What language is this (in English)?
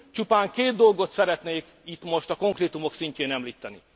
Hungarian